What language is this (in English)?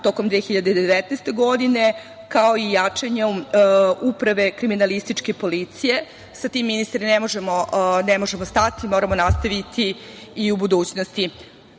Serbian